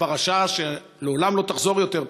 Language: Hebrew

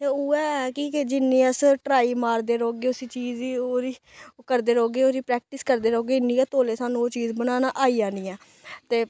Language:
Dogri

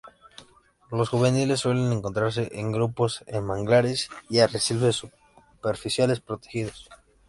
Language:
Spanish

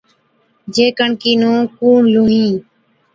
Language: Od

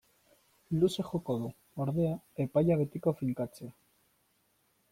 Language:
Basque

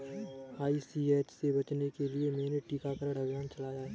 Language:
Hindi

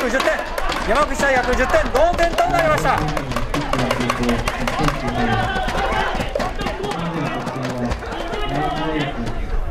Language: Japanese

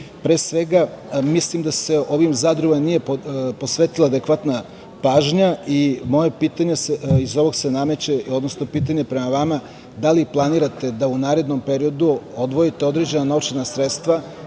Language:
Serbian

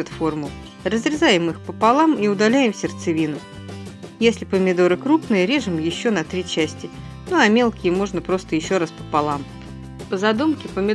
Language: Russian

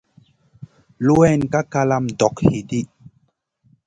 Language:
Masana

